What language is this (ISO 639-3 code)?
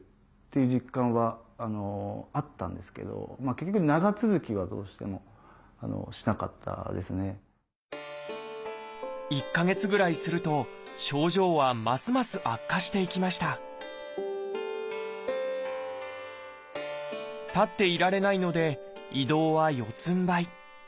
jpn